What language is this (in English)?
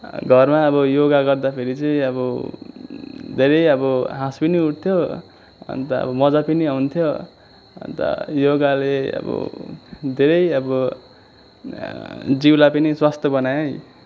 Nepali